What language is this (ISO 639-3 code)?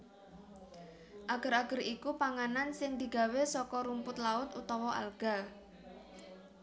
jav